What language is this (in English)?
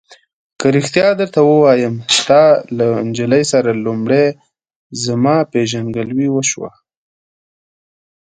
Pashto